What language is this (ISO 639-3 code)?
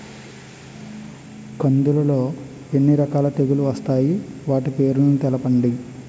tel